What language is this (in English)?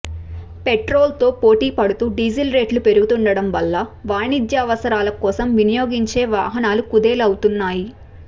Telugu